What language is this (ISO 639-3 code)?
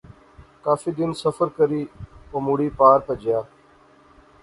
phr